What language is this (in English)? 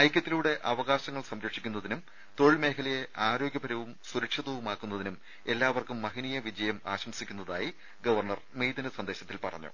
Malayalam